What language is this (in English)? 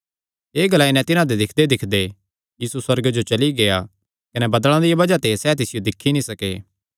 Kangri